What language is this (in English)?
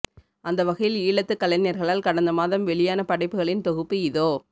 Tamil